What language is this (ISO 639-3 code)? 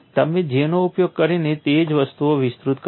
guj